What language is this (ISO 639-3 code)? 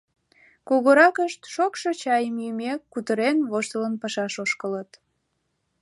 chm